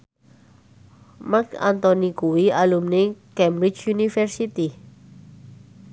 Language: Javanese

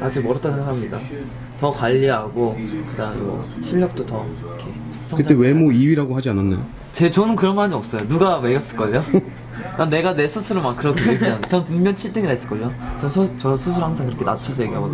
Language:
Korean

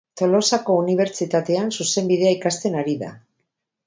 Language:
Basque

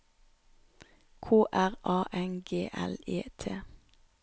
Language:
Norwegian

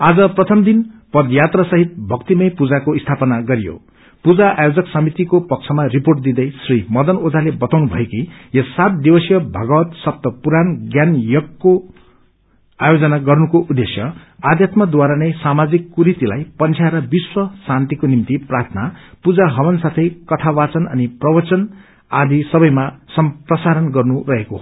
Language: Nepali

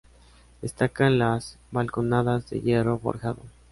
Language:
Spanish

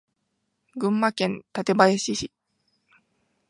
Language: Japanese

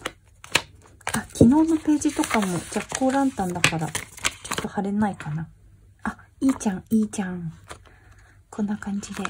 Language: Japanese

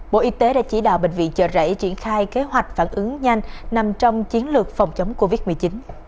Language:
Vietnamese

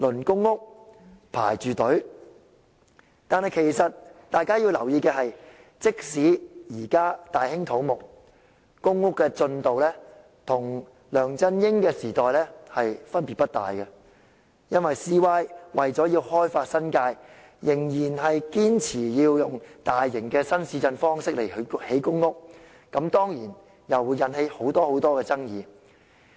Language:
Cantonese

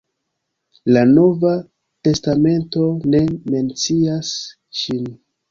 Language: Esperanto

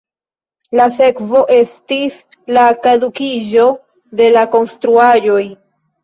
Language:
Esperanto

